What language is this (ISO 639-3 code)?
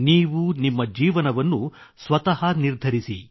kan